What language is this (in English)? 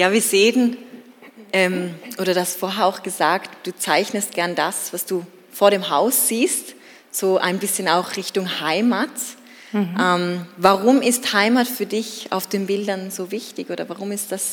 German